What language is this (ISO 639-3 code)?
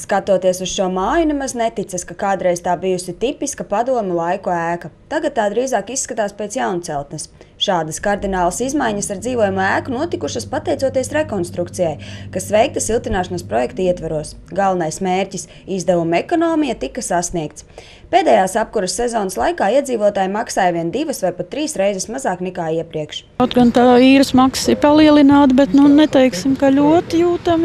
lav